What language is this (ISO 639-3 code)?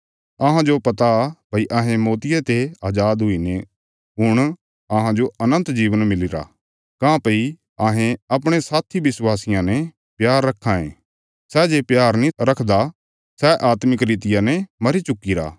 kfs